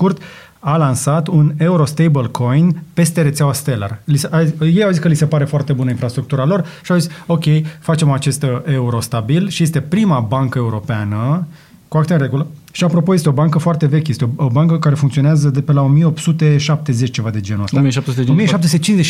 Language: Romanian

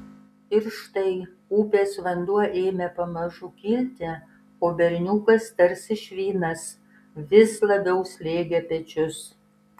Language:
Lithuanian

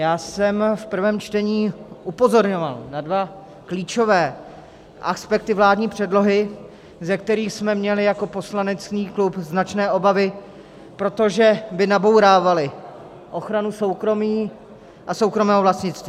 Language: Czech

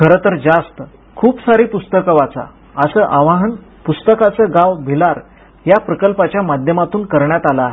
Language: Marathi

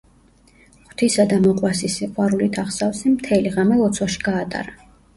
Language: Georgian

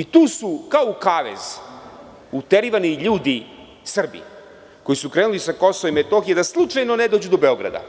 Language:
Serbian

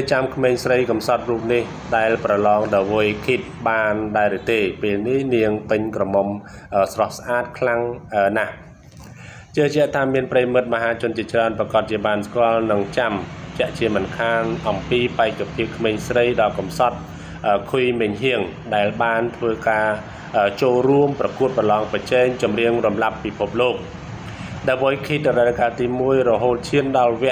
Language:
Thai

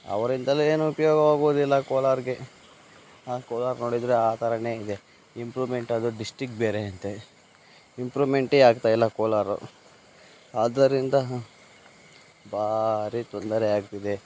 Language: Kannada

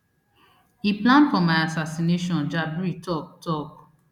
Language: Nigerian Pidgin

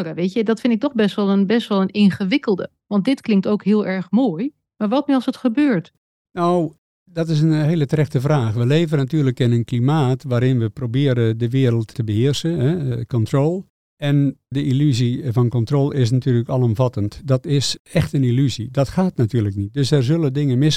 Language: Dutch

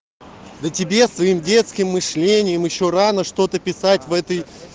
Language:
Russian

